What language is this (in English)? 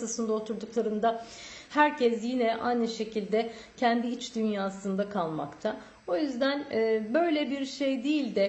Turkish